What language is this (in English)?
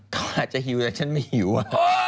Thai